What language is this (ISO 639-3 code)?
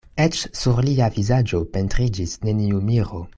epo